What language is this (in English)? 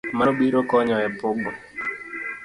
Luo (Kenya and Tanzania)